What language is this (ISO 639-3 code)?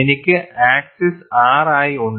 mal